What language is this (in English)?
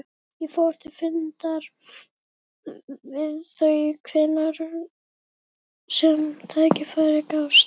Icelandic